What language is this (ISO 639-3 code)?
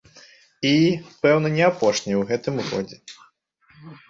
bel